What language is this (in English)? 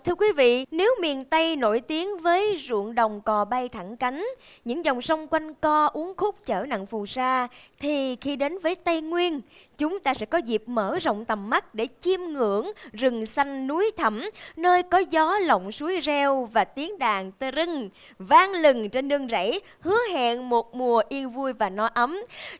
Vietnamese